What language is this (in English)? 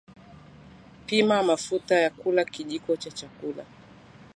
Swahili